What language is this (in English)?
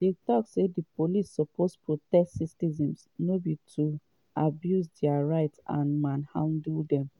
Nigerian Pidgin